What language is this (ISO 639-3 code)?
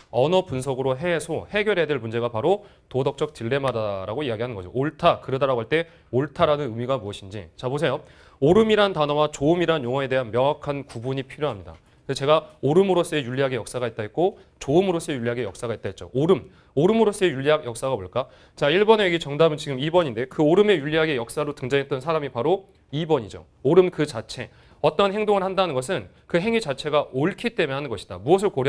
kor